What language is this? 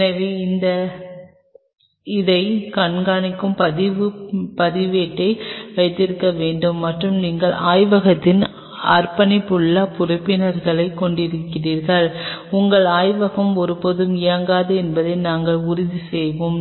Tamil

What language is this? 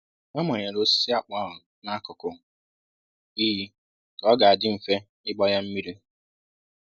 Igbo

